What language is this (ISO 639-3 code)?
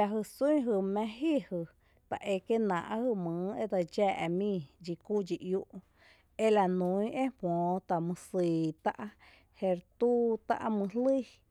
cte